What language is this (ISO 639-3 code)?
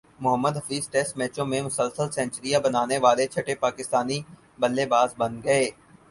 urd